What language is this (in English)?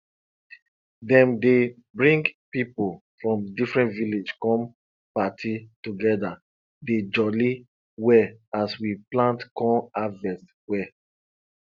Nigerian Pidgin